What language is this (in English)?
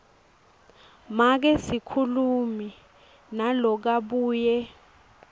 Swati